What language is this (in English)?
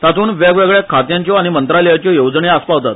Konkani